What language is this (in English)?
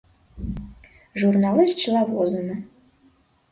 Mari